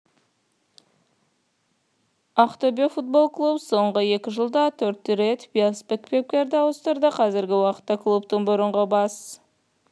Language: Kazakh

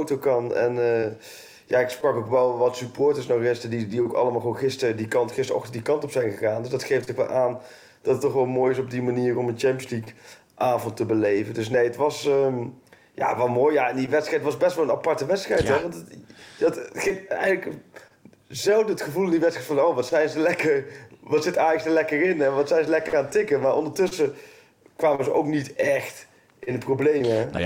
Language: Dutch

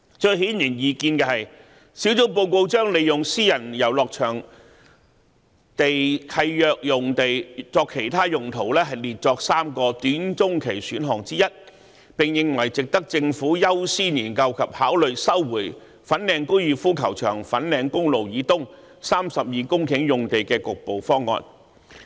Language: Cantonese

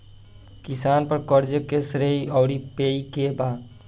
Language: Bhojpuri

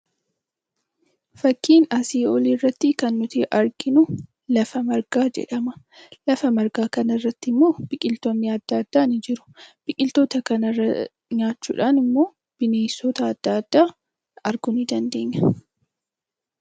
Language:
Oromo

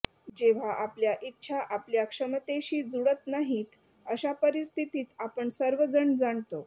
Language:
Marathi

